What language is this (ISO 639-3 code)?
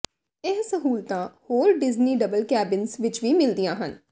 pan